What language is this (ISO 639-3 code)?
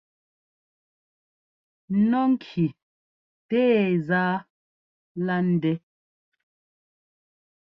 jgo